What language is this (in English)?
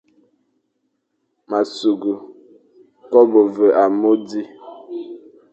Fang